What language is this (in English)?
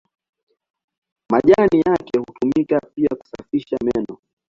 Swahili